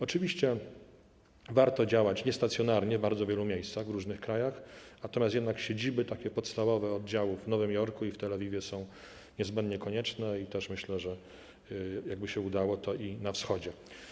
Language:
Polish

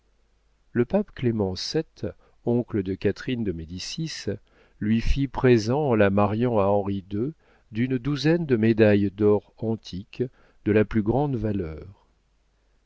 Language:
French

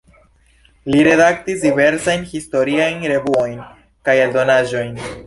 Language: Esperanto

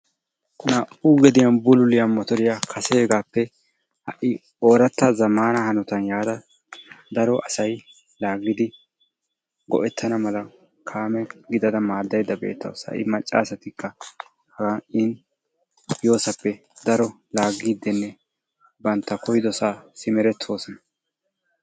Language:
Wolaytta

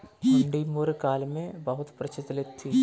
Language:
Hindi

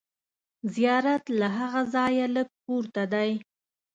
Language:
Pashto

